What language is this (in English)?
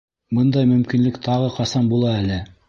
Bashkir